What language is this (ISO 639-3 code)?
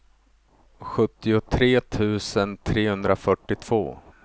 swe